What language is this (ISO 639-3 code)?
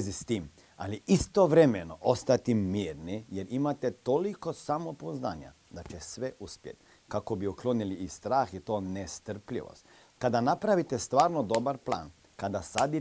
hrv